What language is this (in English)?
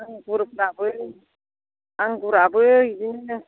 Bodo